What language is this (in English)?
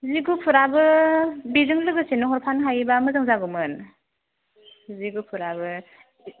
Bodo